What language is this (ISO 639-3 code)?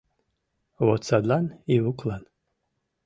chm